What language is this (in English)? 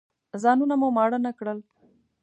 Pashto